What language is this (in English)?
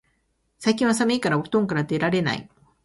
Japanese